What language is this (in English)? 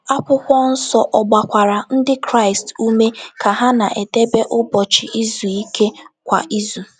Igbo